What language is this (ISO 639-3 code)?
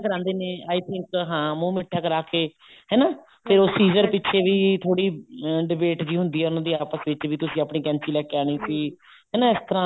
pan